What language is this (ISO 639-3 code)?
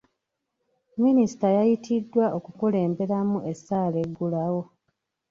lug